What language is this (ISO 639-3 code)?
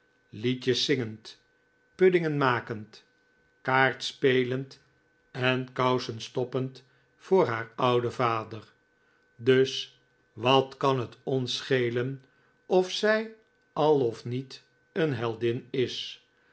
nld